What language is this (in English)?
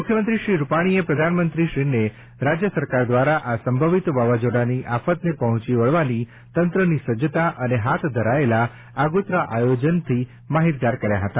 Gujarati